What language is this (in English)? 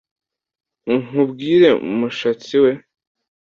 Kinyarwanda